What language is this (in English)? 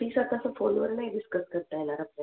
Marathi